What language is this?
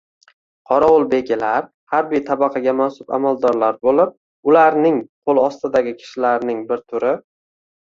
Uzbek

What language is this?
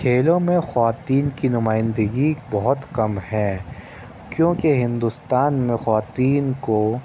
Urdu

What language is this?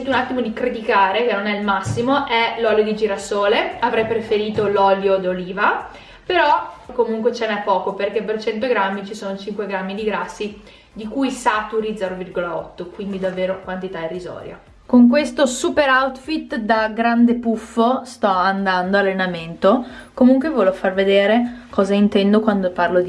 Italian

